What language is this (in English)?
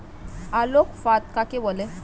Bangla